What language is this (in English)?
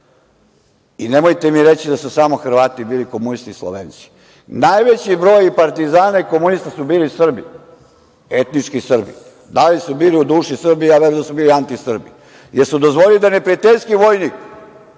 Serbian